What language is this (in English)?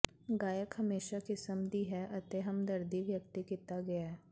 Punjabi